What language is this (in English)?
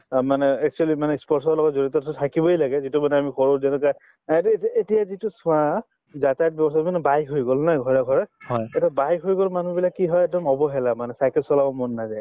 Assamese